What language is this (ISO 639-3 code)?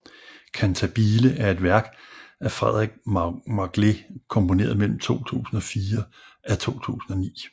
dan